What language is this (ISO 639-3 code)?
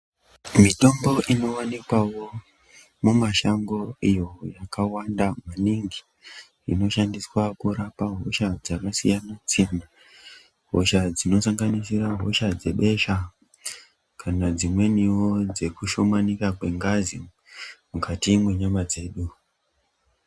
ndc